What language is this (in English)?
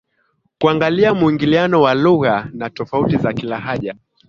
Swahili